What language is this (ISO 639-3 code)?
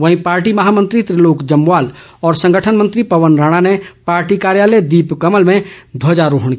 hin